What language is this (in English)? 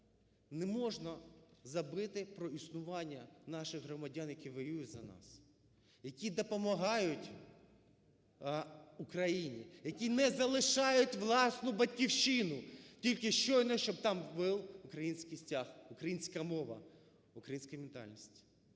Ukrainian